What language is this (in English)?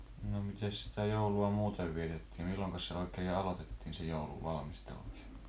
Finnish